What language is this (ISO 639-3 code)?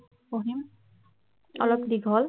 asm